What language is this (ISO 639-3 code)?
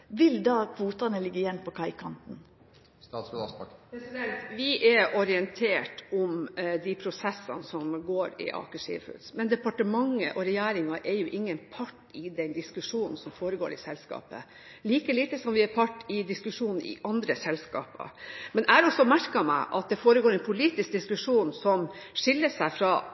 nor